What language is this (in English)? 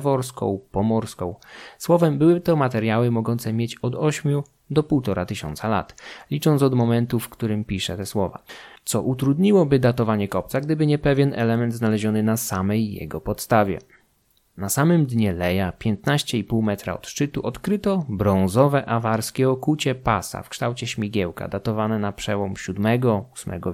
Polish